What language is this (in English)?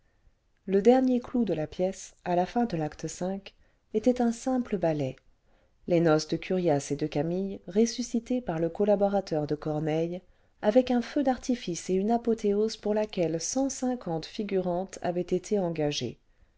French